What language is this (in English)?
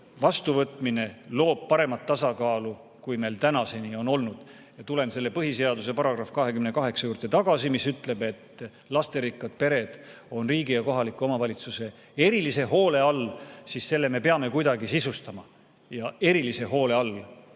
Estonian